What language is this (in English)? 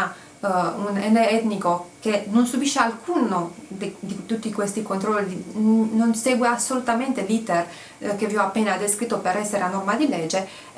Italian